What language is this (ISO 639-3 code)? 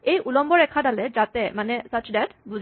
asm